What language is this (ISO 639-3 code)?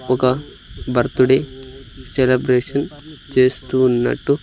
tel